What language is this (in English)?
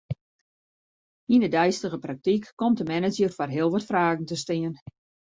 Western Frisian